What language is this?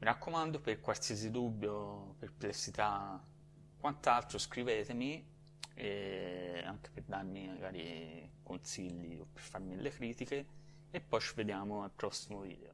Italian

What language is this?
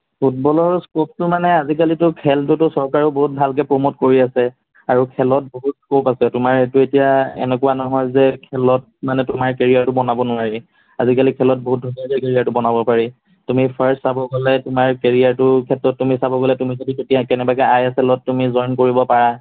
Assamese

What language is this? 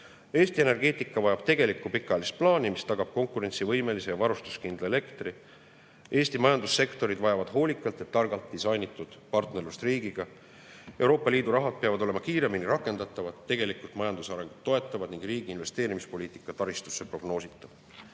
Estonian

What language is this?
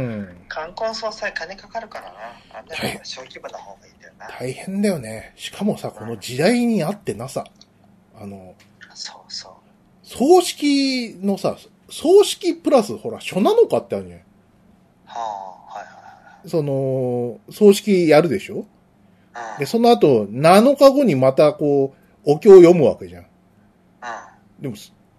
Japanese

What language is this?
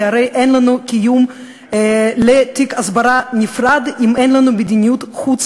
Hebrew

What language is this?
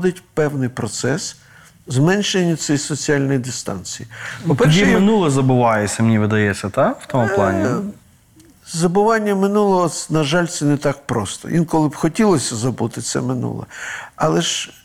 Ukrainian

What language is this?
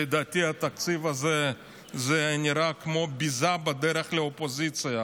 Hebrew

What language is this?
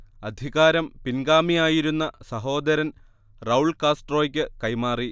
Malayalam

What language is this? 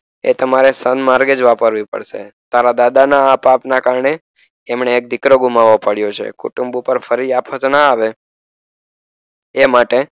Gujarati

